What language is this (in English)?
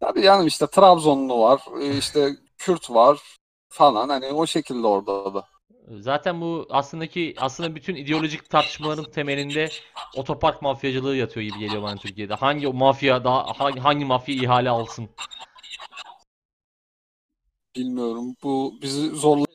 Turkish